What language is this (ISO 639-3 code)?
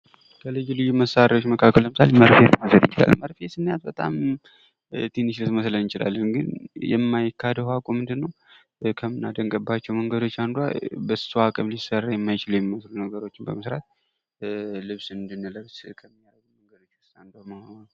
amh